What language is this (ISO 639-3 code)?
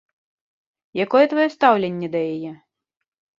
bel